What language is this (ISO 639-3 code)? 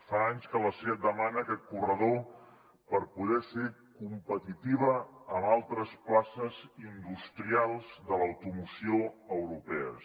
cat